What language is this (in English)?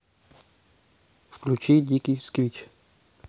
Russian